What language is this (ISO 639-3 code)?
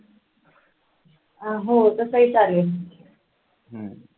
mar